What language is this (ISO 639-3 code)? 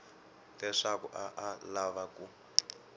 tso